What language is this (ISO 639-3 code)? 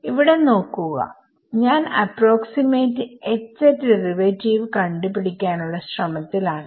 mal